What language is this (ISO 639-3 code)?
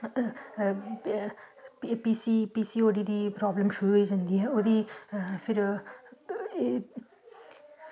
doi